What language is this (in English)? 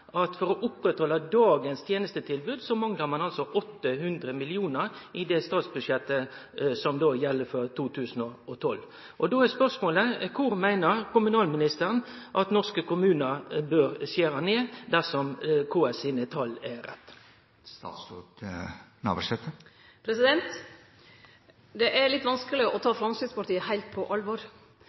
Norwegian Nynorsk